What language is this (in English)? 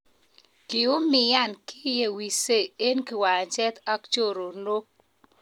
Kalenjin